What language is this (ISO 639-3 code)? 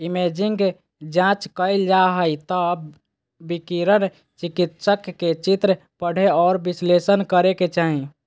mag